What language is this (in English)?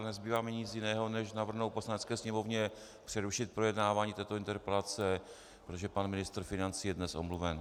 Czech